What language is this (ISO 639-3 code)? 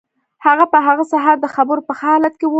pus